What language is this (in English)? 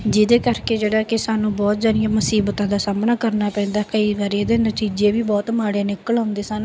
Punjabi